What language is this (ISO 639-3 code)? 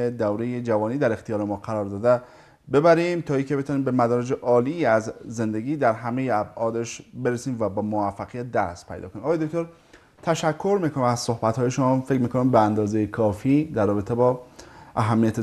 fas